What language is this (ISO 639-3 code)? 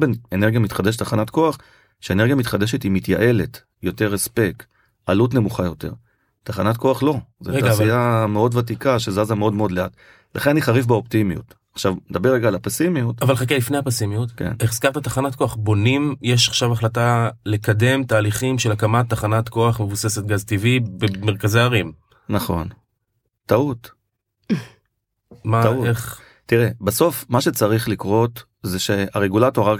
heb